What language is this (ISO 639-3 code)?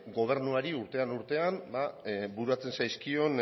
eus